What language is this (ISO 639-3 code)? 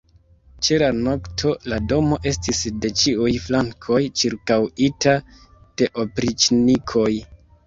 epo